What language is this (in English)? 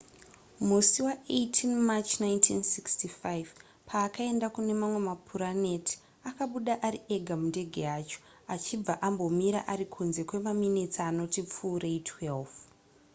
Shona